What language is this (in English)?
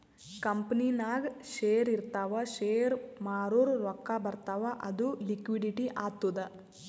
Kannada